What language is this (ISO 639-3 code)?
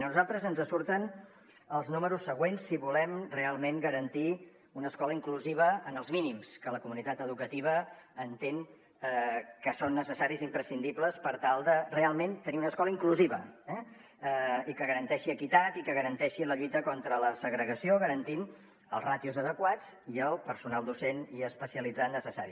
cat